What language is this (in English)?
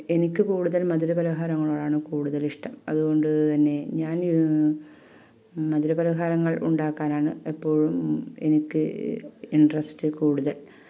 Malayalam